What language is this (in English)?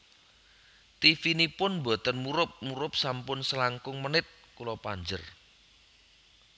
Javanese